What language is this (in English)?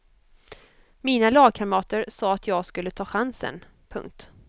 Swedish